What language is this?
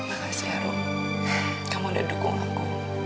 Indonesian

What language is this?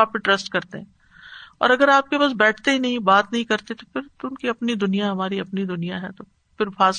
Urdu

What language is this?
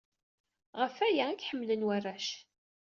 Kabyle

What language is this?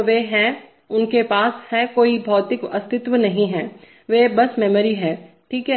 Hindi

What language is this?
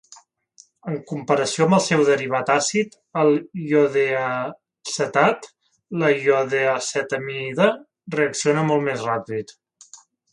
Catalan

